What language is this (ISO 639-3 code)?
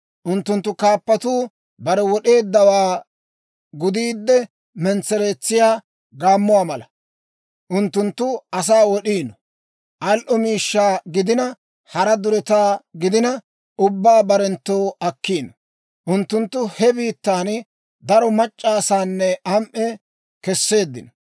dwr